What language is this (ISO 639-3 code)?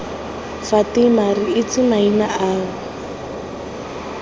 tsn